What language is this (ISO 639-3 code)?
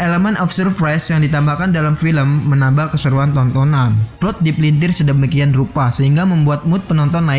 ind